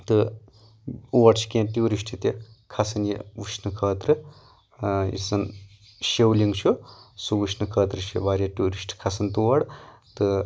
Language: Kashmiri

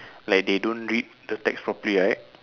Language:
English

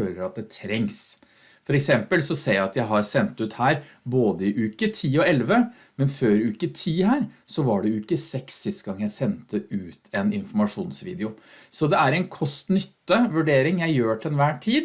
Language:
Norwegian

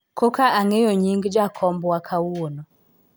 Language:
Luo (Kenya and Tanzania)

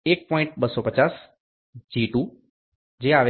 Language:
Gujarati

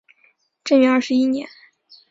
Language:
Chinese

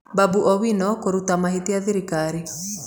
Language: Kikuyu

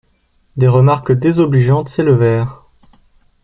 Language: French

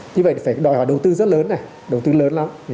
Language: Vietnamese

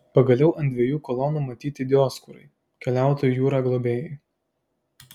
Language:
Lithuanian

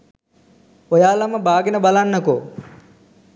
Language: Sinhala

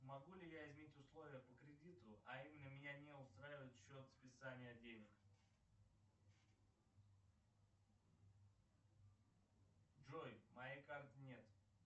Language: Russian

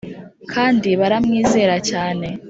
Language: Kinyarwanda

